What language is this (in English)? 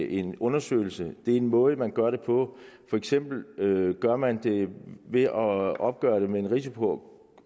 Danish